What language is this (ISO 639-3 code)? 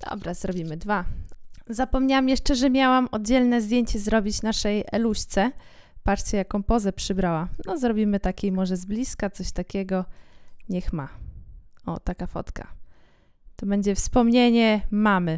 pol